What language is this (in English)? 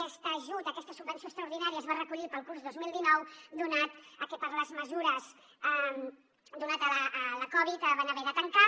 Catalan